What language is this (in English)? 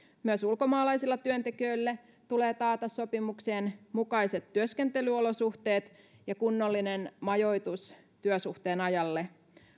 Finnish